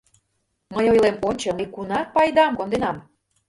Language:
Mari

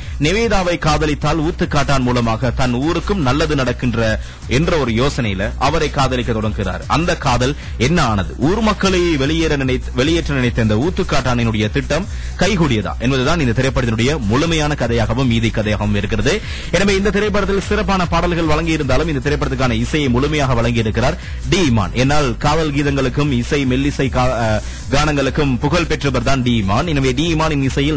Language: Tamil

